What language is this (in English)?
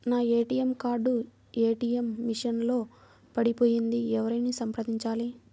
Telugu